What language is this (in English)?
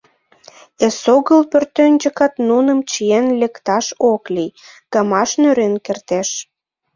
Mari